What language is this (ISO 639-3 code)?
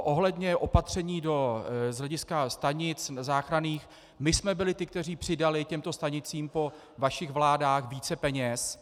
ces